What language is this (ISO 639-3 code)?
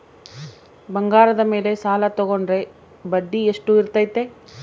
kan